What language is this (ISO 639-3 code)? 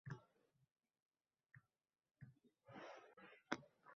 uzb